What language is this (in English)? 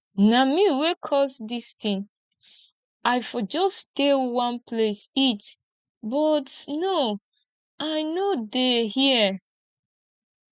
Nigerian Pidgin